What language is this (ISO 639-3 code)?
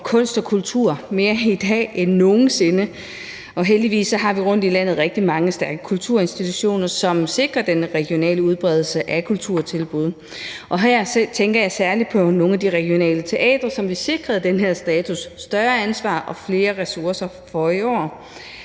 dan